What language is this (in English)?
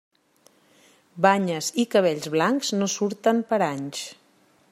Catalan